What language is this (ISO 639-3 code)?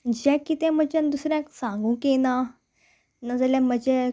kok